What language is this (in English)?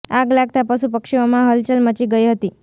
Gujarati